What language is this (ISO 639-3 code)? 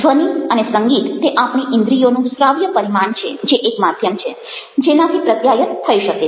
guj